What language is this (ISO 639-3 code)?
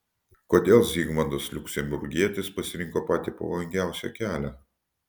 lit